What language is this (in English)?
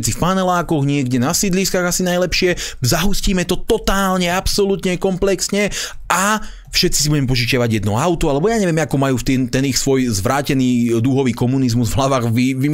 Slovak